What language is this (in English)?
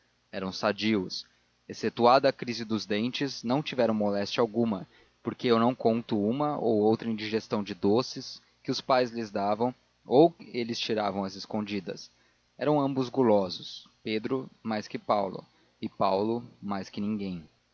Portuguese